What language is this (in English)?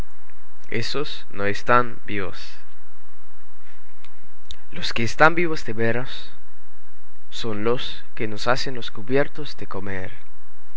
Spanish